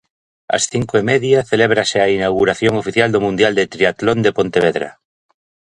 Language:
Galician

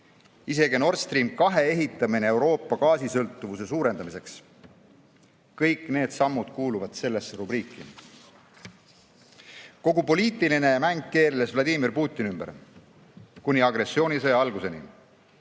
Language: Estonian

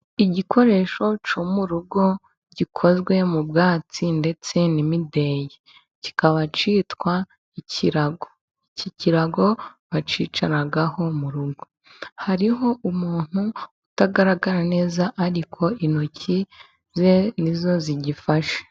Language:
Kinyarwanda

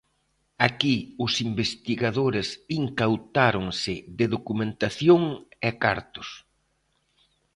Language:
Galician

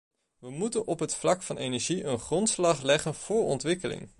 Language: Dutch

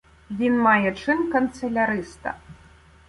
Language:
Ukrainian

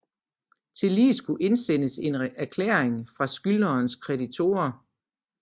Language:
Danish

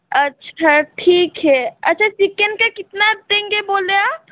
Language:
Hindi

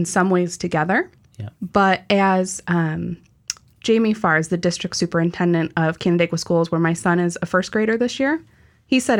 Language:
English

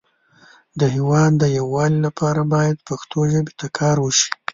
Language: Pashto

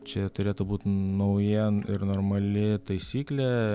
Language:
Lithuanian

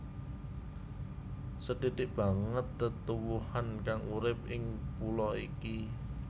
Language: Javanese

